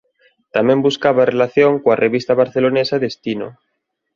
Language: Galician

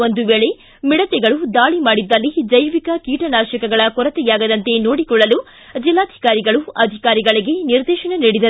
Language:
Kannada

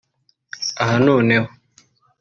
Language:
Kinyarwanda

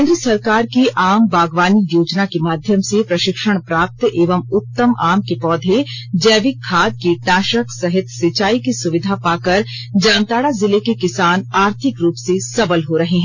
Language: Hindi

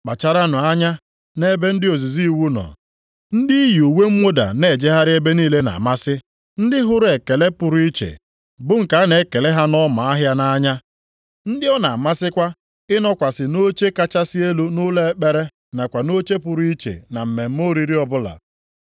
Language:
Igbo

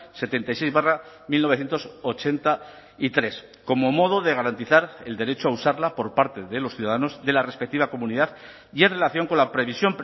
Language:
Spanish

